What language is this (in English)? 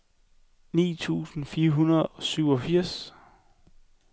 Danish